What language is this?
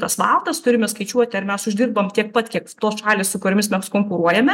Lithuanian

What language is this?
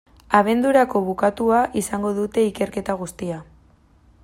Basque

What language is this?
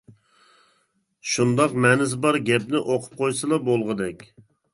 Uyghur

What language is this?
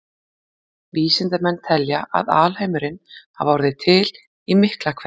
Icelandic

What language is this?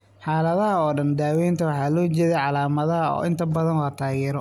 Somali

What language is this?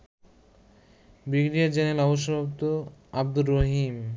Bangla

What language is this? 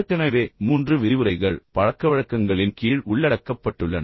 Tamil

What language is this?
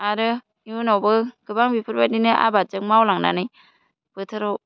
Bodo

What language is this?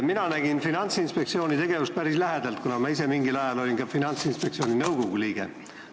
Estonian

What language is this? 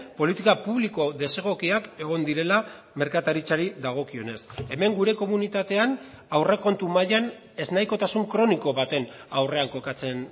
Basque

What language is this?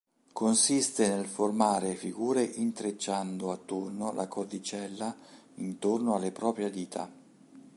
Italian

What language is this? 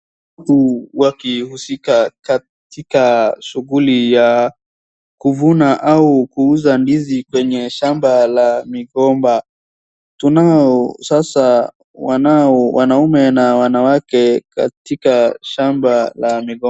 Swahili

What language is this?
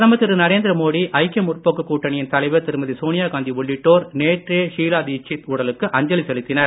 Tamil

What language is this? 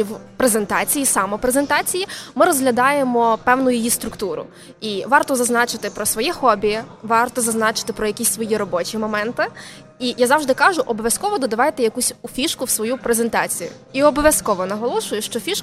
Ukrainian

